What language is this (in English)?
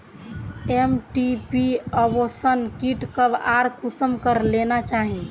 Magahi